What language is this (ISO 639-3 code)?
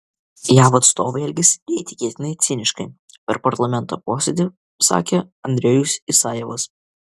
lit